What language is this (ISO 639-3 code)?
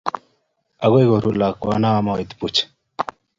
kln